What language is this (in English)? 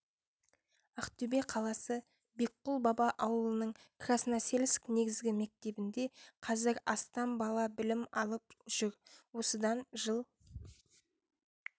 Kazakh